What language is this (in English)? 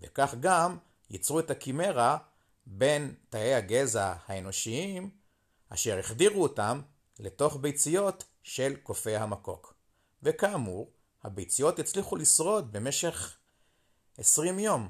Hebrew